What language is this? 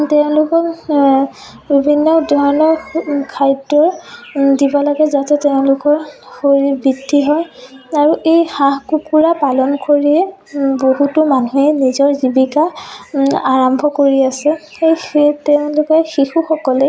Assamese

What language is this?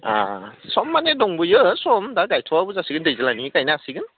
Bodo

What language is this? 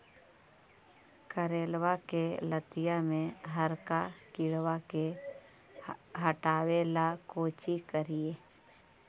Magahi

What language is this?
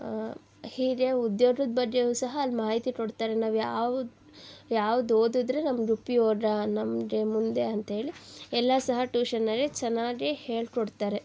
Kannada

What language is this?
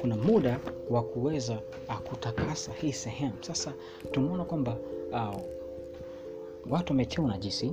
Swahili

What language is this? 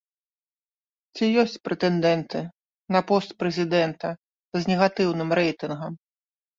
Belarusian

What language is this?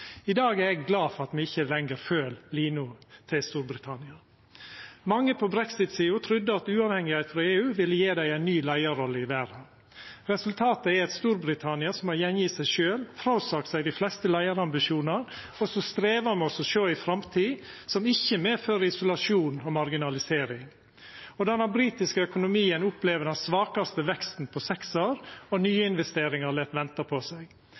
Norwegian Nynorsk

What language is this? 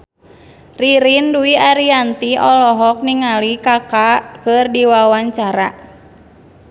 Sundanese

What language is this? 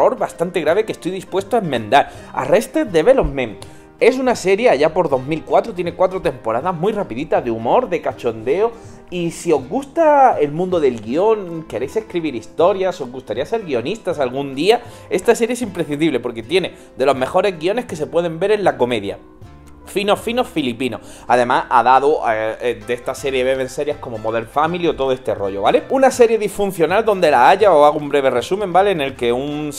Spanish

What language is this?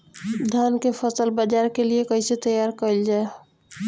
Bhojpuri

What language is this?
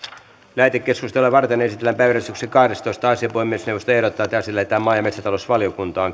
Finnish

